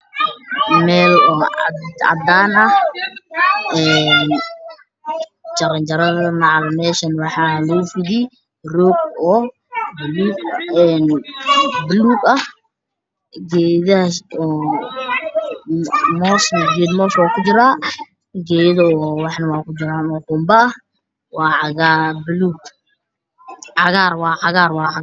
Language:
Somali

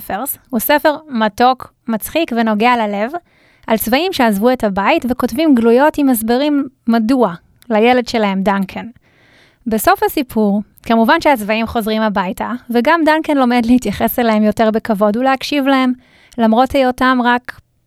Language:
Hebrew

